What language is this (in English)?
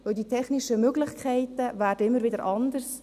Swiss German